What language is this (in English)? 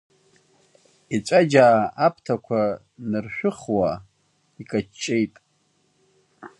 Abkhazian